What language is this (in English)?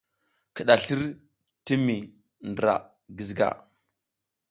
South Giziga